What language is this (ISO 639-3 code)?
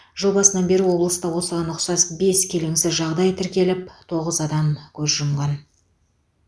kaz